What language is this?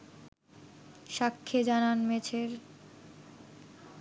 Bangla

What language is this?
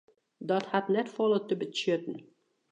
Western Frisian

